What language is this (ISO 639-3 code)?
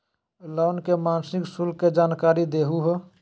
mag